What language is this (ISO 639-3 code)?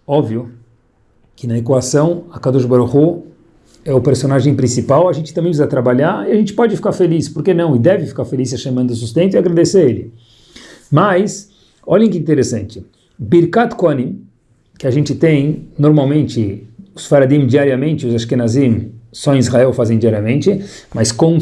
por